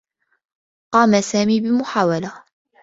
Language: Arabic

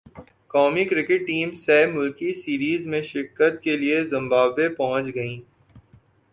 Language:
Urdu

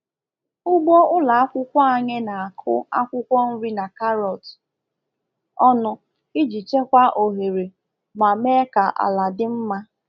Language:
Igbo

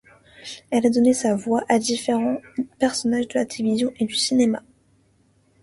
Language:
French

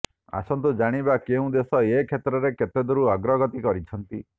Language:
Odia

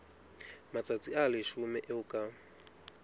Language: Southern Sotho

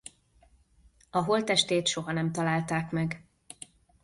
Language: Hungarian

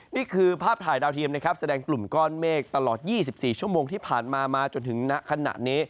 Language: Thai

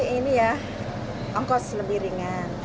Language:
Indonesian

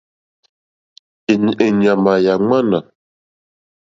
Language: Mokpwe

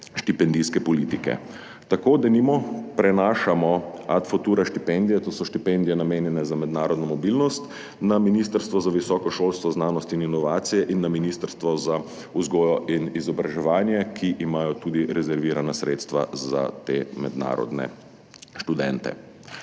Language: Slovenian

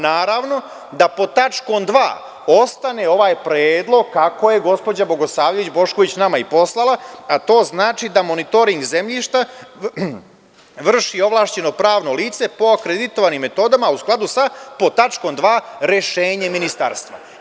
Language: Serbian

